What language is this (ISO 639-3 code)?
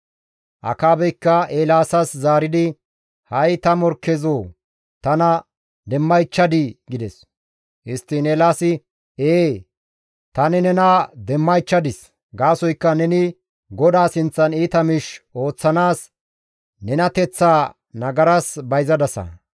gmv